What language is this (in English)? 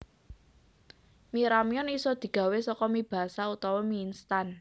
Javanese